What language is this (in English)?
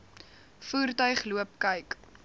Afrikaans